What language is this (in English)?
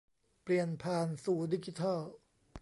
Thai